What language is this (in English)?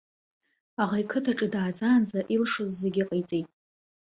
Abkhazian